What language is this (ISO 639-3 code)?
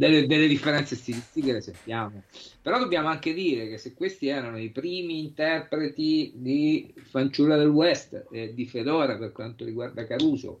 ita